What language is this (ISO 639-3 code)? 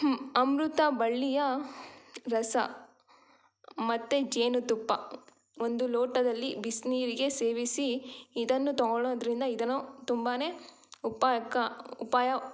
kan